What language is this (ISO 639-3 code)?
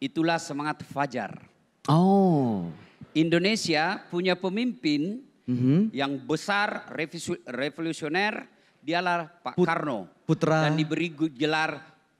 ind